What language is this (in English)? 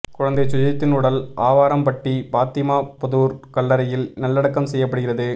Tamil